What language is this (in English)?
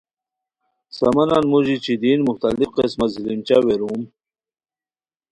Khowar